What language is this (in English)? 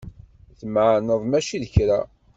Kabyle